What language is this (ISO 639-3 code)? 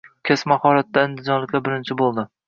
uzb